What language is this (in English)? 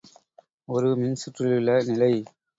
Tamil